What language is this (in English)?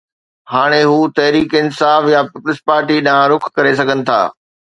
Sindhi